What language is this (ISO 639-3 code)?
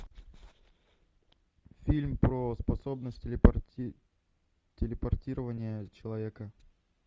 rus